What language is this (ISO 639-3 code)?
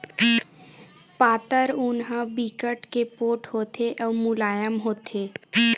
hne